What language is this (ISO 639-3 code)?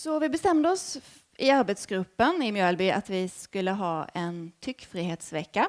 swe